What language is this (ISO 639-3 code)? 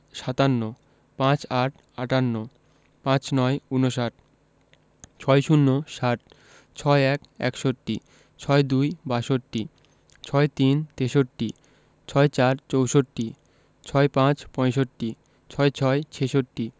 ben